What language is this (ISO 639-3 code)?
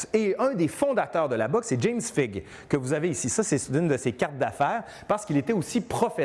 fra